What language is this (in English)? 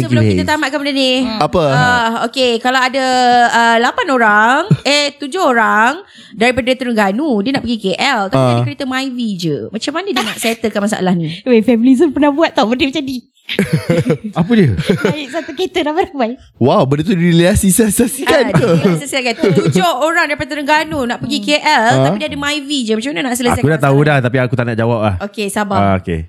Malay